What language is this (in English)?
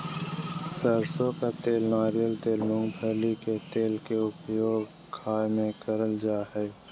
Magahi